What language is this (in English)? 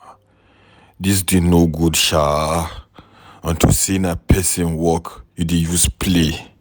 Nigerian Pidgin